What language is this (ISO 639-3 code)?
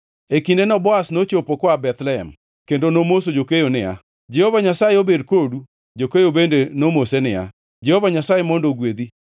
luo